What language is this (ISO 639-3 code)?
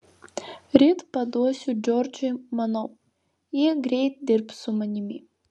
lit